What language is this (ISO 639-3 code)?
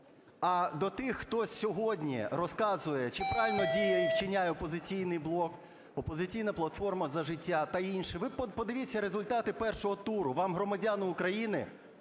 ukr